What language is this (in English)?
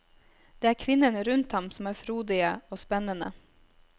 Norwegian